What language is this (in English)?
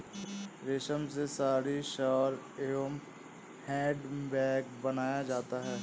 Hindi